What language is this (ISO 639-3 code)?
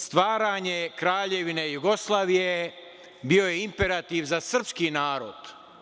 srp